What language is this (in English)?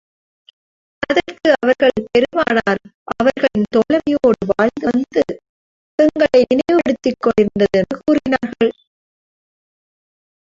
Tamil